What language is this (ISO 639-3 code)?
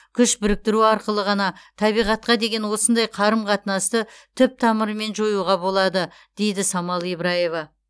kaz